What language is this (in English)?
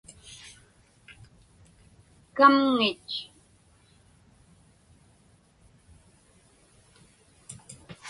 Inupiaq